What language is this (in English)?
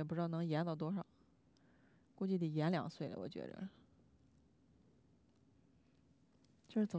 Chinese